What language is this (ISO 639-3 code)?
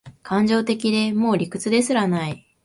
jpn